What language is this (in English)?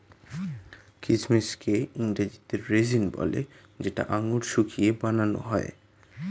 Bangla